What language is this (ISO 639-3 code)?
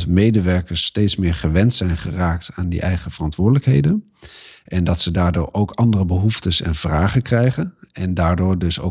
nld